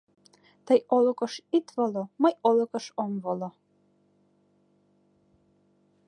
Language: Mari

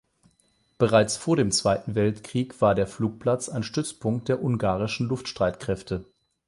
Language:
German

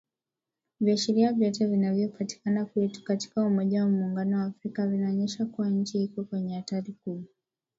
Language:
Swahili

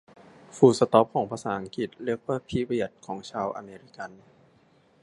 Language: Thai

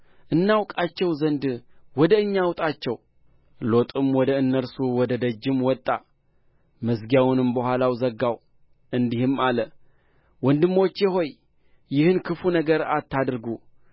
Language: Amharic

